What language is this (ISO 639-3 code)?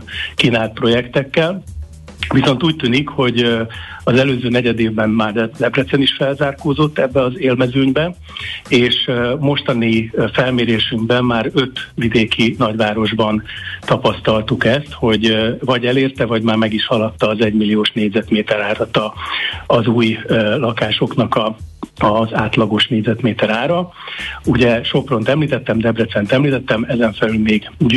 hun